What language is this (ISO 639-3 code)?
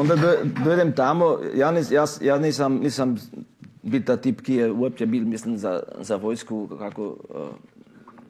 hrv